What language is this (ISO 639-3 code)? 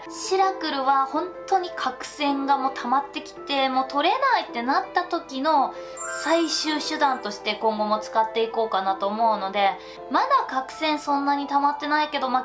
jpn